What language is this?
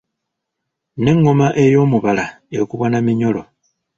Ganda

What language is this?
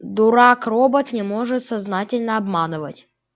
Russian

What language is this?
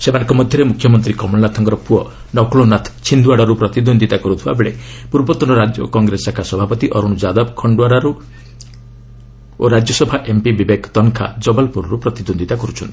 Odia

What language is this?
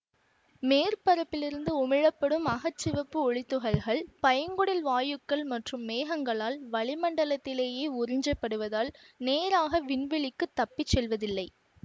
Tamil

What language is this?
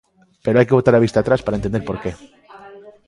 Galician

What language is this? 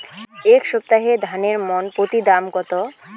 Bangla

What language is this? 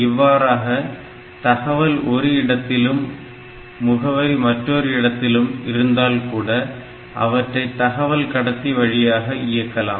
Tamil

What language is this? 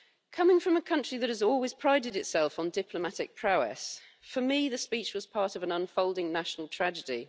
English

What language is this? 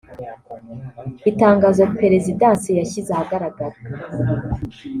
Kinyarwanda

